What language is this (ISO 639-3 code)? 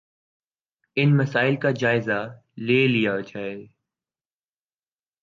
urd